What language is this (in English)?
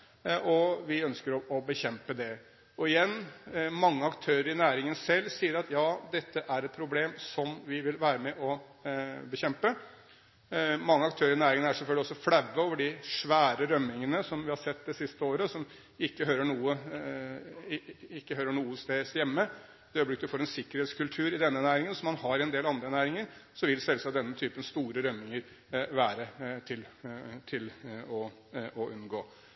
Norwegian Bokmål